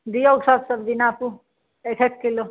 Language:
Maithili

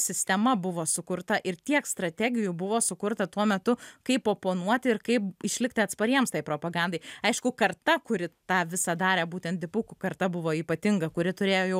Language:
Lithuanian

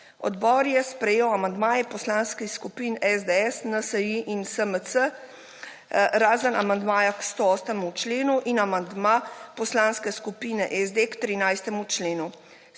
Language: Slovenian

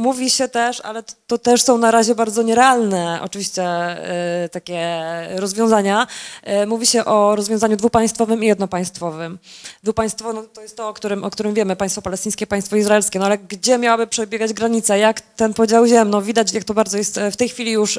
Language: Polish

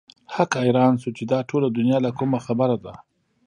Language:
Pashto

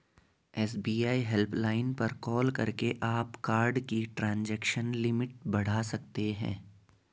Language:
Hindi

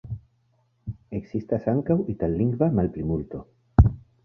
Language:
Esperanto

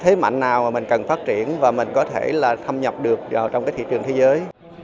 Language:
Vietnamese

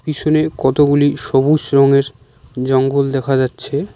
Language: Bangla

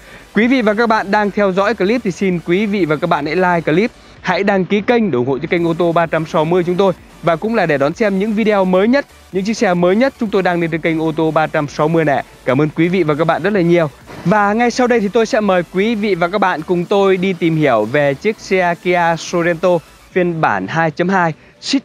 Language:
Vietnamese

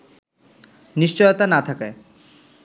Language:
Bangla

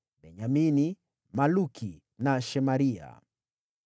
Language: Swahili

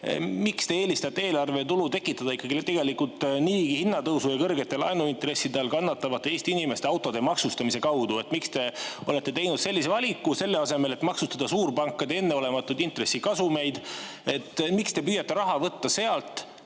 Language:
Estonian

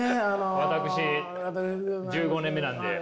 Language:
Japanese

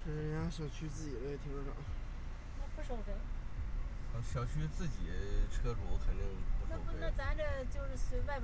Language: Chinese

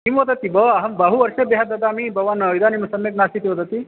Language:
Sanskrit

